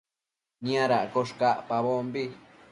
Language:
Matsés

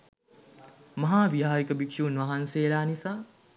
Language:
Sinhala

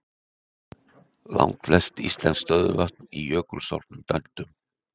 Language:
Icelandic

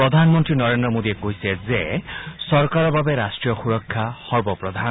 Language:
Assamese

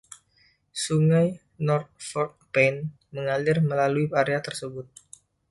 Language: Indonesian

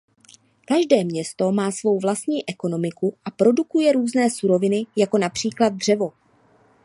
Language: Czech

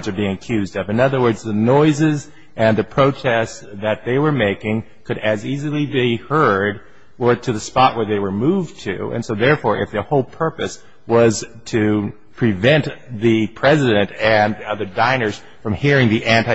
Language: English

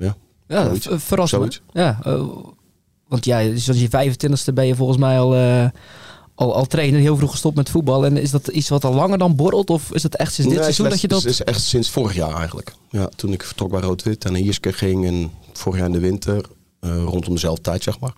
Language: Dutch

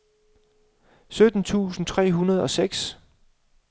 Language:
Danish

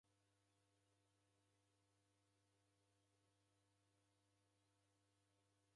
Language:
Taita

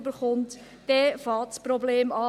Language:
Swiss German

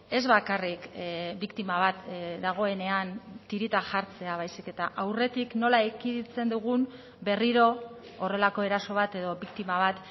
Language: Basque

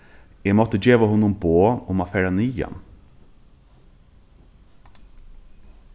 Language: Faroese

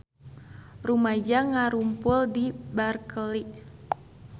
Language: Sundanese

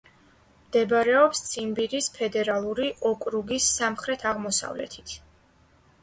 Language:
Georgian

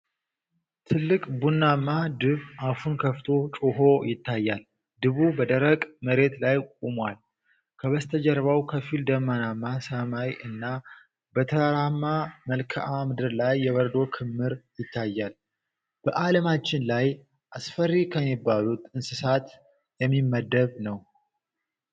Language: Amharic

